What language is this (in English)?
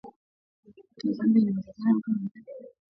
Swahili